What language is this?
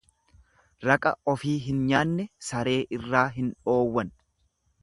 Oromo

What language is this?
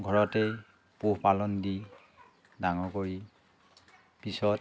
Assamese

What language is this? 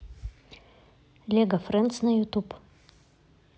Russian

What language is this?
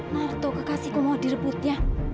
Indonesian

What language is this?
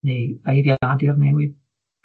Welsh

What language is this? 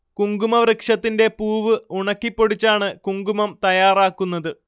Malayalam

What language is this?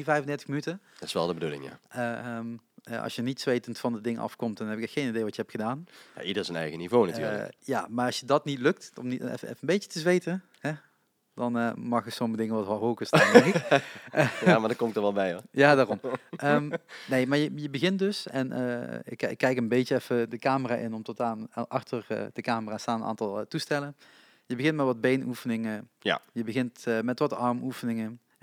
Dutch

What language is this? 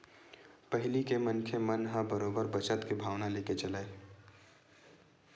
Chhattisgarhi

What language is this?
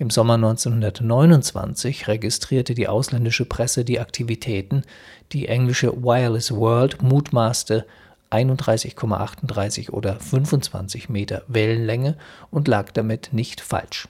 German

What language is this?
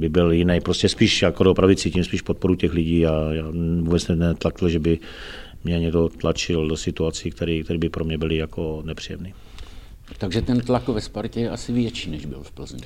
Czech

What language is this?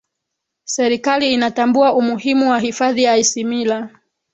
Swahili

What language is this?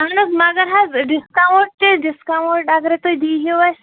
Kashmiri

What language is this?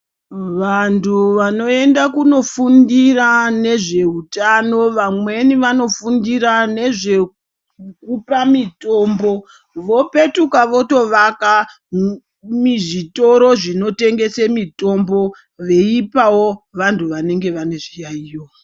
Ndau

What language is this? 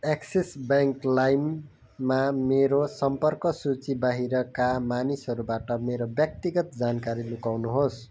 Nepali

